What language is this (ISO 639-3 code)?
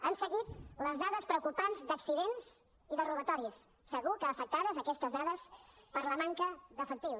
cat